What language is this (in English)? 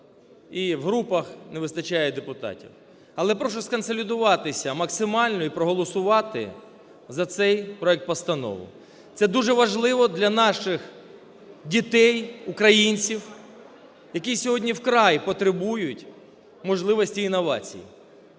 Ukrainian